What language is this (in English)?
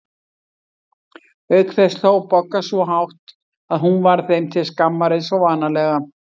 Icelandic